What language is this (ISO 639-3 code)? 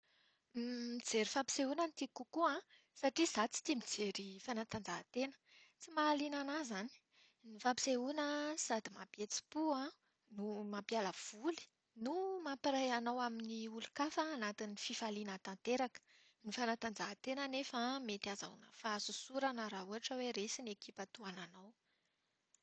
mlg